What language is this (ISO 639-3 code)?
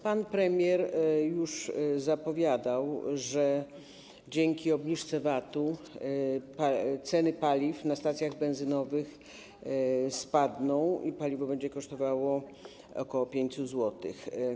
pol